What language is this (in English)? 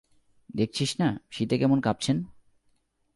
Bangla